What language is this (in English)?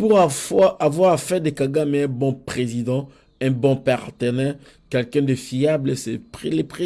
French